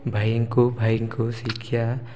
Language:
Odia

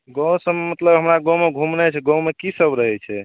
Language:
Maithili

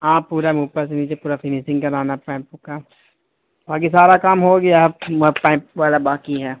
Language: Urdu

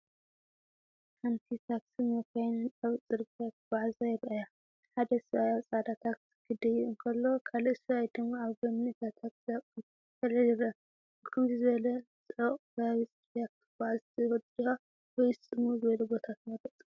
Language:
Tigrinya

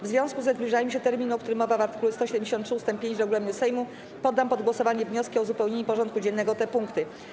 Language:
Polish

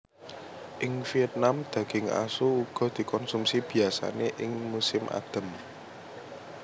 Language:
Javanese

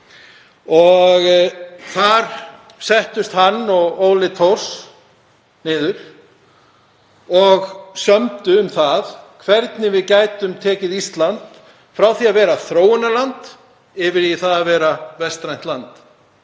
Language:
Icelandic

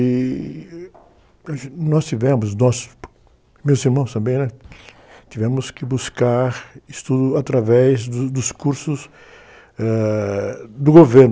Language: Portuguese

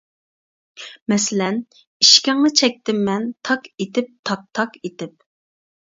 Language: Uyghur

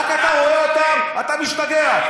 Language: Hebrew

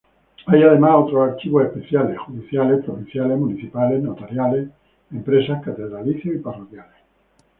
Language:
Spanish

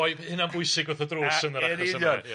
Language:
Welsh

